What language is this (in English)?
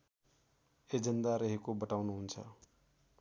Nepali